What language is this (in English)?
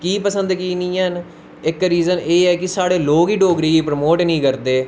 Dogri